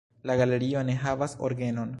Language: Esperanto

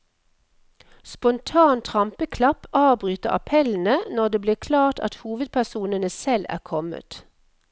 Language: Norwegian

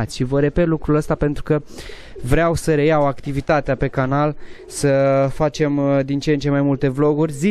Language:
Romanian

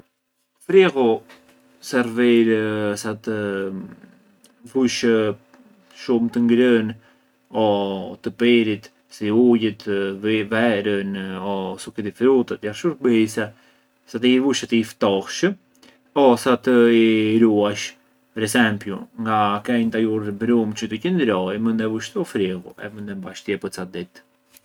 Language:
Arbëreshë Albanian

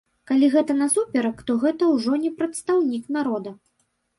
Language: Belarusian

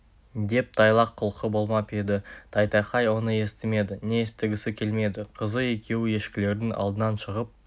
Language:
Kazakh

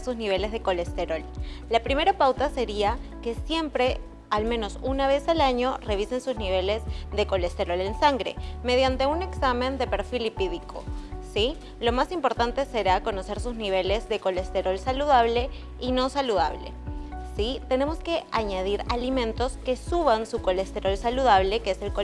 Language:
Spanish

